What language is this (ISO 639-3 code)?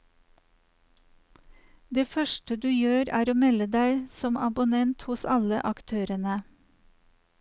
nor